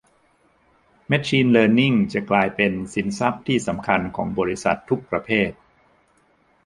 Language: Thai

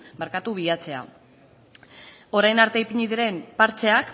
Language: Basque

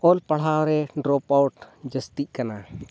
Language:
Santali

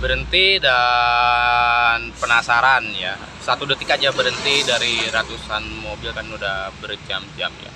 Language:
Indonesian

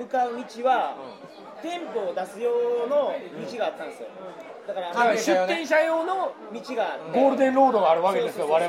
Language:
Japanese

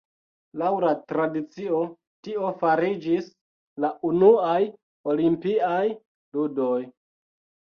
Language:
Esperanto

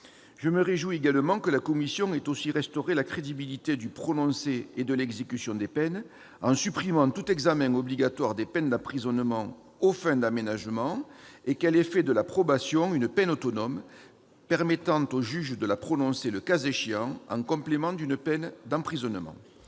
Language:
French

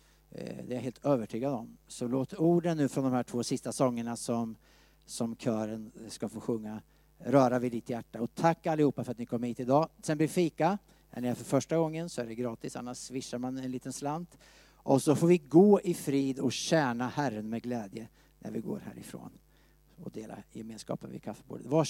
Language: Swedish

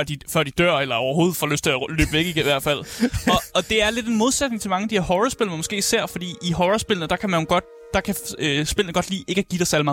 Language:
Danish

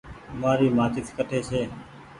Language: Goaria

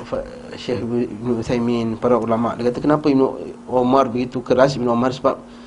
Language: Malay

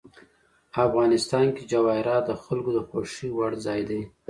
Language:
Pashto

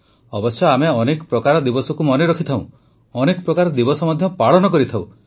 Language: Odia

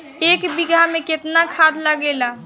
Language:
Bhojpuri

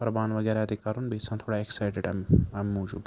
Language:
Kashmiri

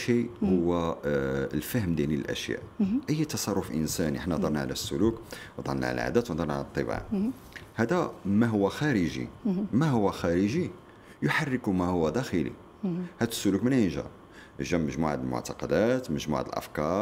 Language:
Arabic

